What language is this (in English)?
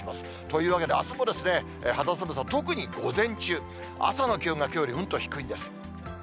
Japanese